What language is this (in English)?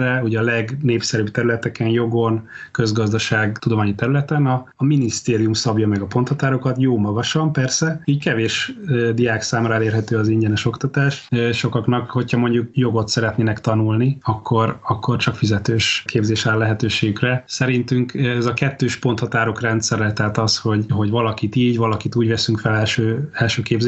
Hungarian